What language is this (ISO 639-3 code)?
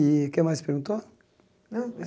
por